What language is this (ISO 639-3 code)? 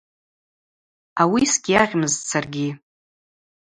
abq